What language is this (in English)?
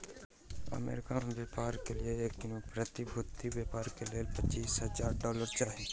Maithili